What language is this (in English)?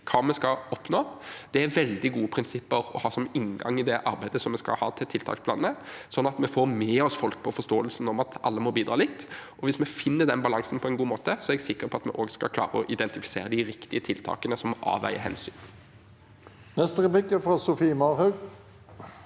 Norwegian